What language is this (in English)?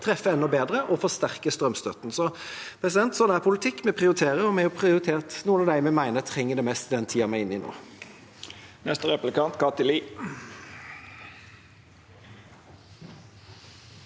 Norwegian